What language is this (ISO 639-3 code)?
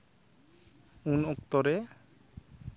sat